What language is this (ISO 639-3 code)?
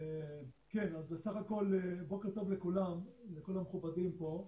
heb